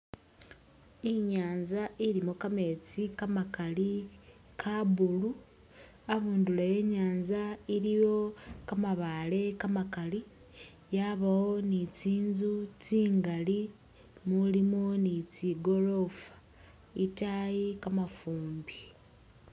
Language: Masaaba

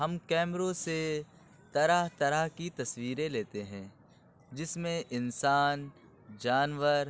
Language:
Urdu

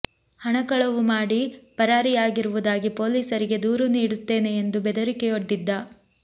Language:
Kannada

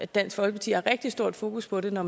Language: Danish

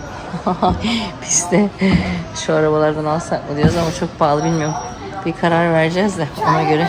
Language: Turkish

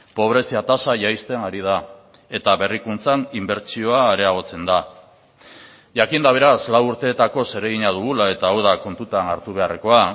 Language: Basque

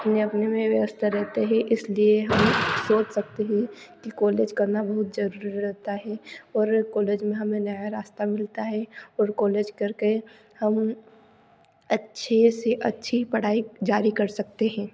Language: Hindi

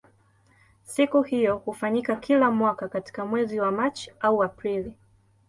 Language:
Swahili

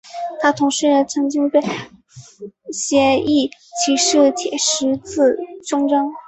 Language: Chinese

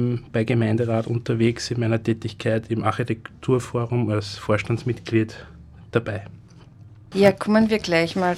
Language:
German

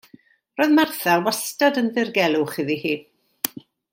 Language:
Welsh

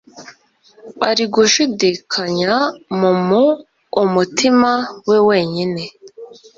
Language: Kinyarwanda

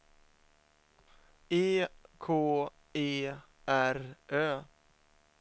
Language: Swedish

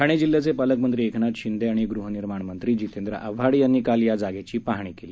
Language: Marathi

